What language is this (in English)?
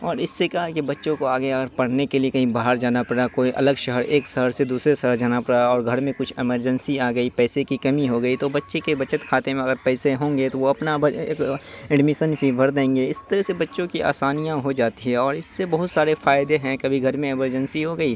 Urdu